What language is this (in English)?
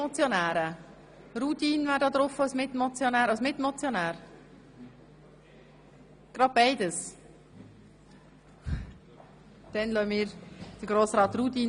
Swiss German